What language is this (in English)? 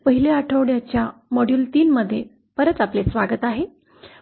Marathi